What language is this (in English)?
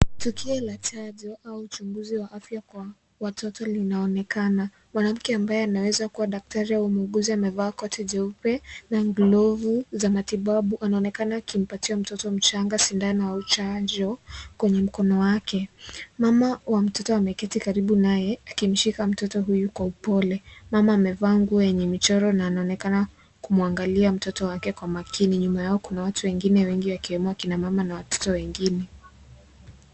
Swahili